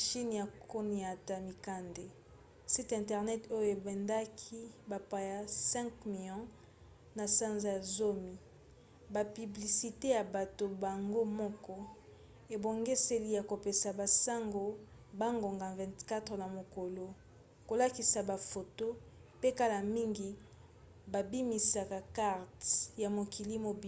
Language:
Lingala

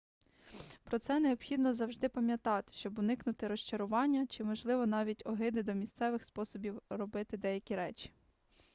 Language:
Ukrainian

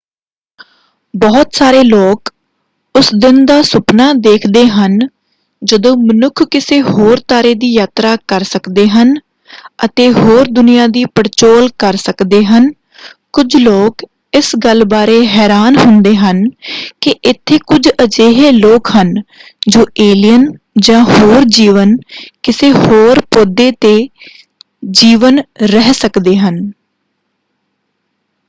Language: Punjabi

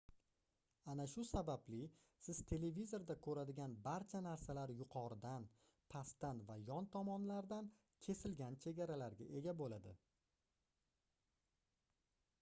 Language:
Uzbek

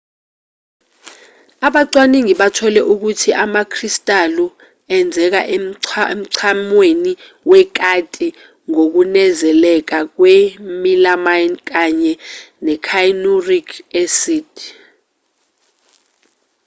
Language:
Zulu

